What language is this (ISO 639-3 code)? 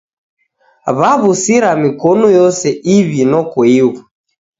dav